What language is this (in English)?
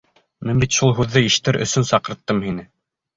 Bashkir